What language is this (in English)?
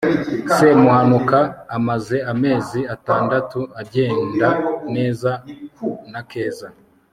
Kinyarwanda